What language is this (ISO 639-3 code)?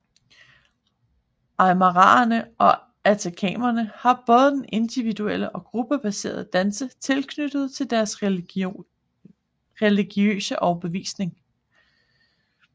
dan